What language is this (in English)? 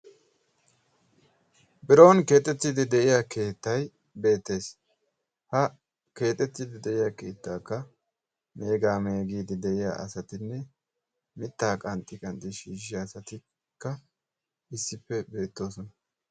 Wolaytta